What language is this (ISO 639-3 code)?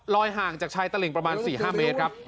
tha